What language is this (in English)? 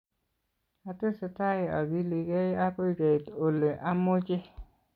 Kalenjin